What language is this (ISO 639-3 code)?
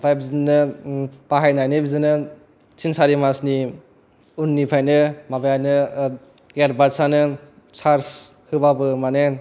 brx